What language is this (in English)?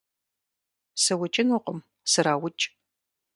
Kabardian